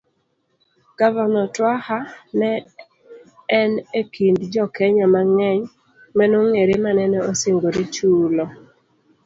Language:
Luo (Kenya and Tanzania)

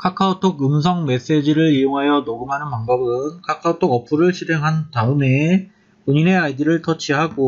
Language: Korean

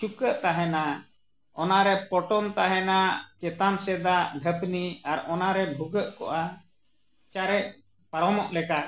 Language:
Santali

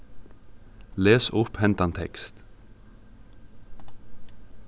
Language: Faroese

